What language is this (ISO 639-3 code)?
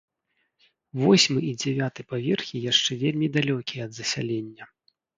bel